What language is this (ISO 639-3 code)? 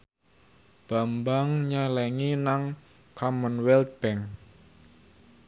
jav